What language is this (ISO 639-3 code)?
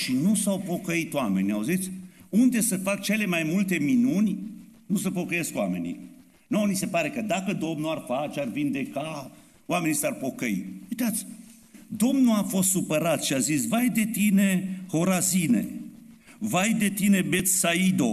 ron